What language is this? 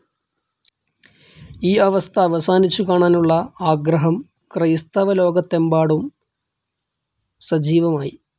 Malayalam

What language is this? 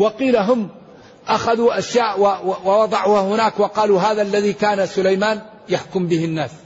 Arabic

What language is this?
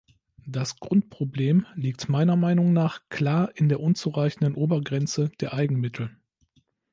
German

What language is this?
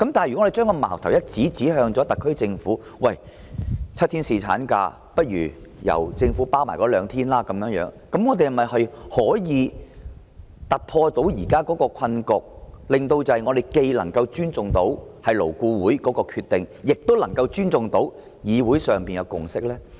Cantonese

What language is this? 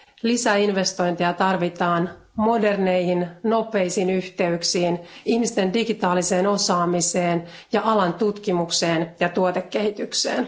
Finnish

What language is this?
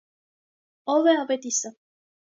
Armenian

